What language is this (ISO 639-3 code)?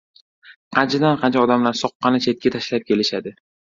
uzb